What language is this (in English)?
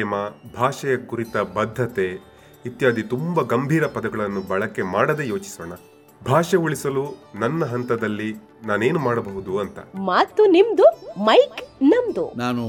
Kannada